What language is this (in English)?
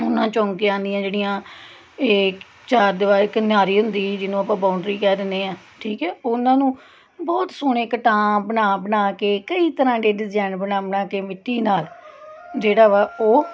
Punjabi